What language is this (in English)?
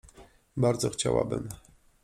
Polish